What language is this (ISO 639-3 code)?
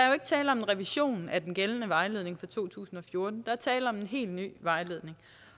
dan